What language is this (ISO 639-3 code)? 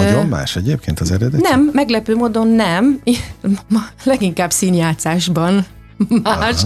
hun